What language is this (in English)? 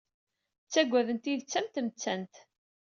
Kabyle